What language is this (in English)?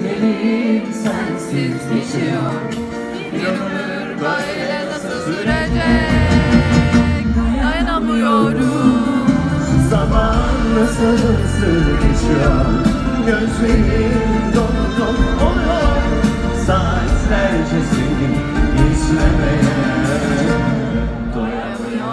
Turkish